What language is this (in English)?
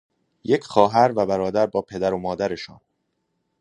Persian